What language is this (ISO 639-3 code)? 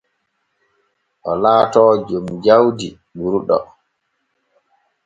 fue